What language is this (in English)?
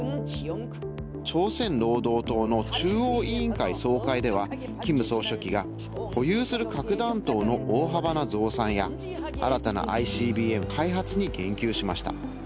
Japanese